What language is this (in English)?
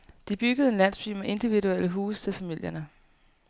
Danish